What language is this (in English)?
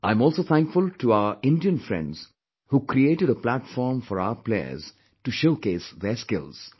English